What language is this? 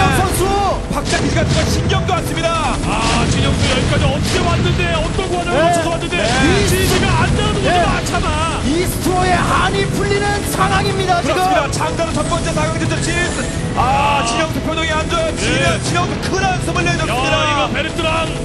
Korean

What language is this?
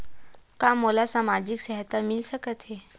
Chhattisgarhi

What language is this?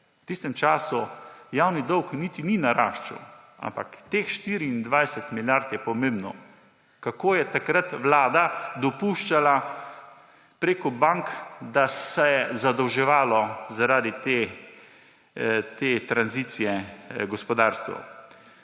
Slovenian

